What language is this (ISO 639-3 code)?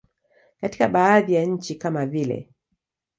swa